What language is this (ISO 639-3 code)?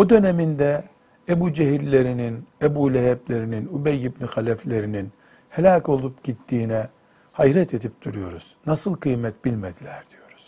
tur